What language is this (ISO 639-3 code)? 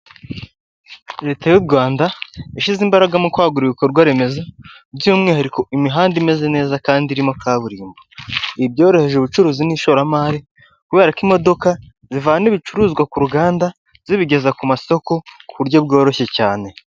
kin